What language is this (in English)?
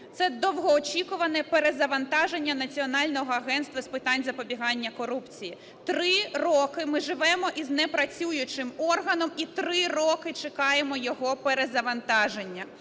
Ukrainian